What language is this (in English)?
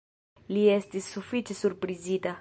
Esperanto